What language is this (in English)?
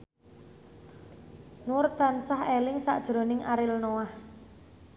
Javanese